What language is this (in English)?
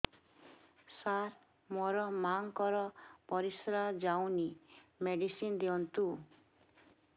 Odia